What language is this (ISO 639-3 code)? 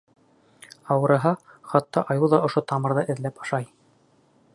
bak